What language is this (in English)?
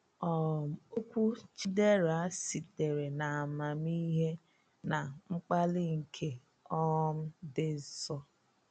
Igbo